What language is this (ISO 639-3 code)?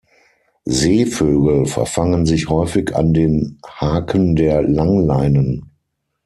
deu